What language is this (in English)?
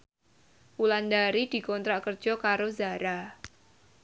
Javanese